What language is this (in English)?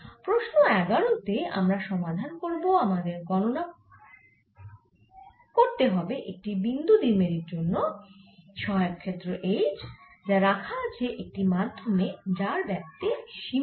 Bangla